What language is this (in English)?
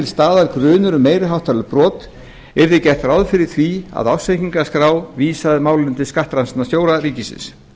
Icelandic